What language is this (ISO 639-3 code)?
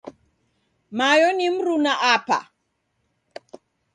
dav